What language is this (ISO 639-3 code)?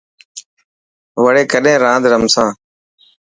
mki